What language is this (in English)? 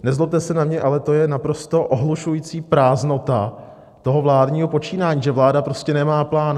Czech